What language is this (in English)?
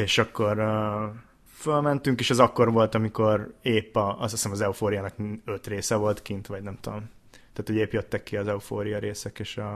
Hungarian